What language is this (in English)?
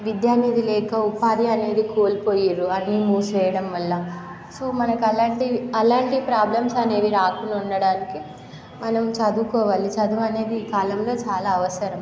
Telugu